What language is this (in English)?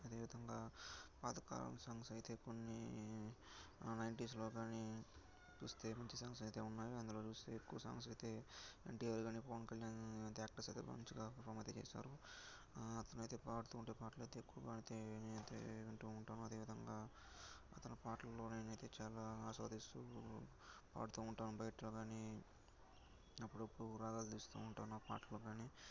Telugu